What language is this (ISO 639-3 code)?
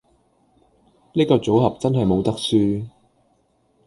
yue